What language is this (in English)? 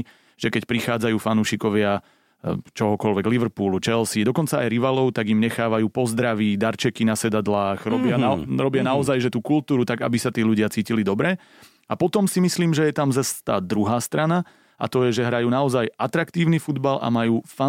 Slovak